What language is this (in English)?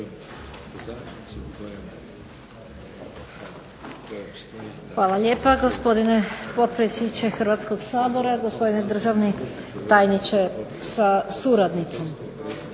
Croatian